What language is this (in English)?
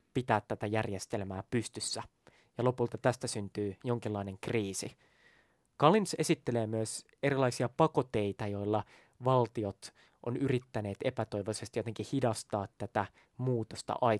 Finnish